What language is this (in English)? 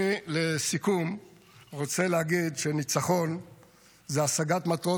Hebrew